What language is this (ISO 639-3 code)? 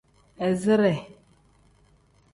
kdh